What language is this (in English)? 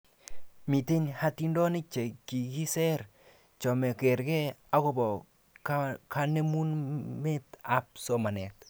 Kalenjin